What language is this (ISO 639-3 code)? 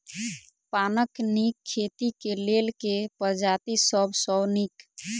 mai